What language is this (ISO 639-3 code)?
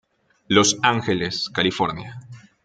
spa